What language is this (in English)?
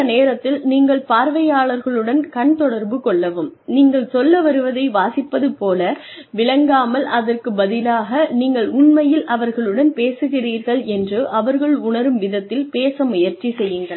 Tamil